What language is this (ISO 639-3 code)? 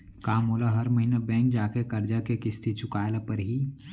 hne